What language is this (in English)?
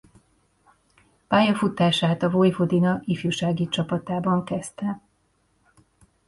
Hungarian